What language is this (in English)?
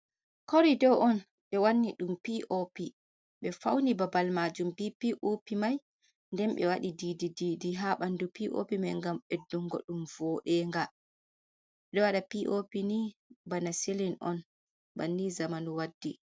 Fula